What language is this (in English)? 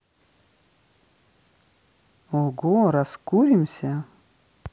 Russian